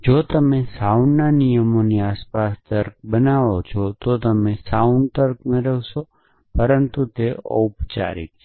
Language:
Gujarati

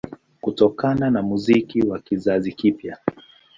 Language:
Swahili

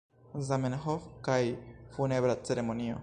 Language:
Esperanto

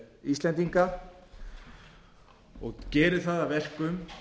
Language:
Icelandic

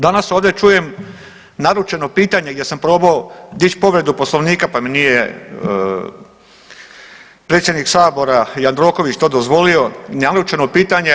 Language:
Croatian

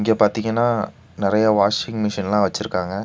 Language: Tamil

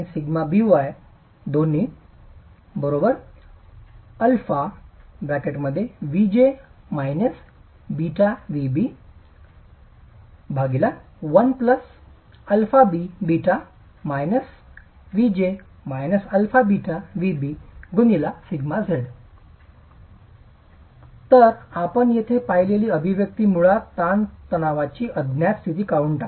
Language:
Marathi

